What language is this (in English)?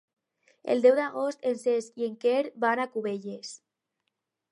Catalan